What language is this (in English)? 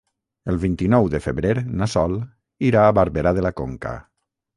Catalan